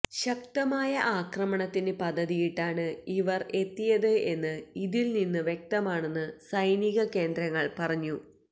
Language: Malayalam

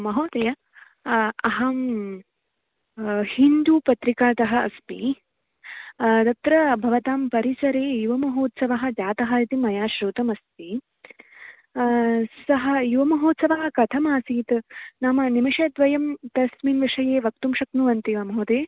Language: Sanskrit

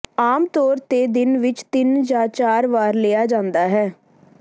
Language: Punjabi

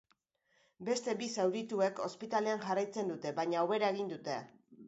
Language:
Basque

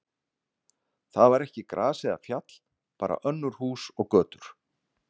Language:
Icelandic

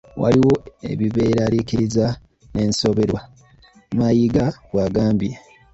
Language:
Ganda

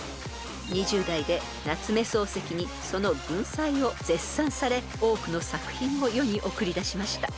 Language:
Japanese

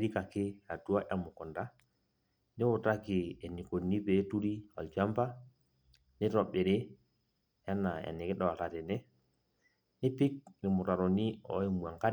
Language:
Masai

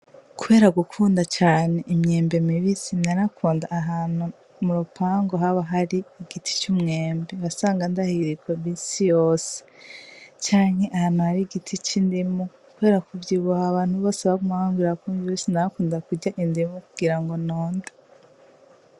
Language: Rundi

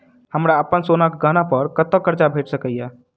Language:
Maithili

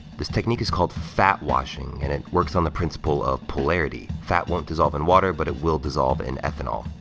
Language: English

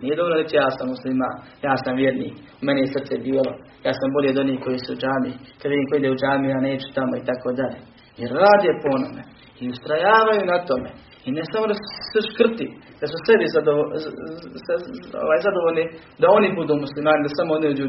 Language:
Croatian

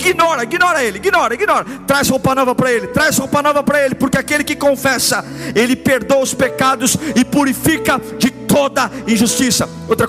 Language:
Portuguese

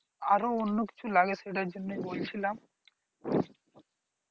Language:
Bangla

